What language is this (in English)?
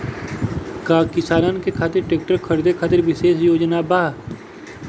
Bhojpuri